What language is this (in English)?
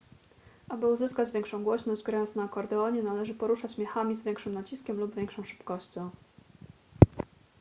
Polish